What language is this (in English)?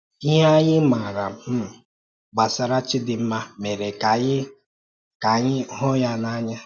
Igbo